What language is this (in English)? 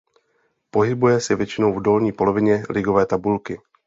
Czech